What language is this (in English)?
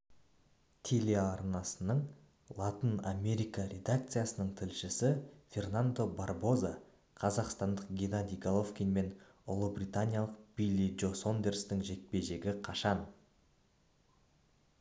Kazakh